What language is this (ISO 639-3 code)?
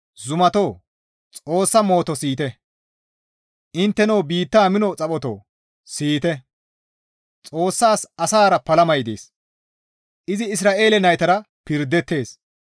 gmv